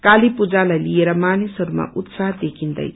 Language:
Nepali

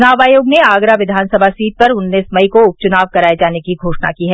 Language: Hindi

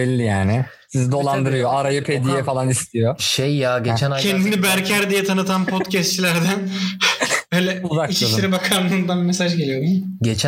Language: Turkish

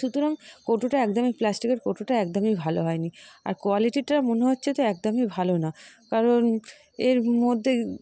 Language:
Bangla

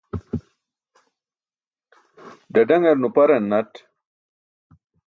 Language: Burushaski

